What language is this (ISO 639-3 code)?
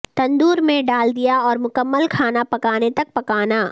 urd